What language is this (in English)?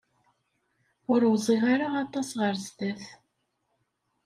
Kabyle